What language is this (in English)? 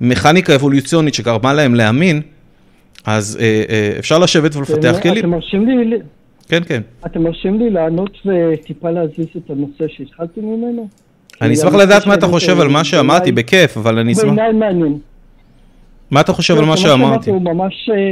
Hebrew